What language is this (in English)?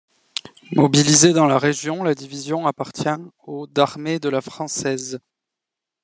French